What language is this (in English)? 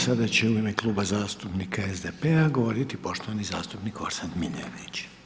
Croatian